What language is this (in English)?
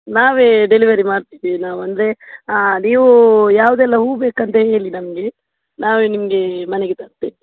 Kannada